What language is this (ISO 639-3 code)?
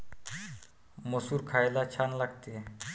mar